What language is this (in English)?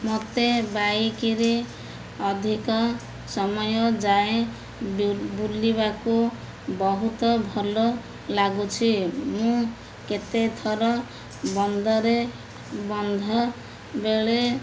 Odia